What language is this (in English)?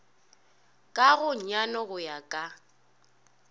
Northern Sotho